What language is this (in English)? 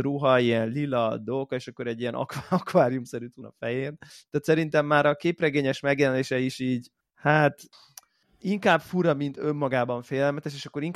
Hungarian